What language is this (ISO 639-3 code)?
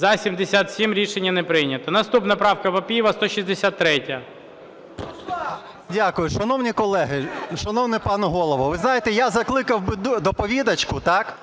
ukr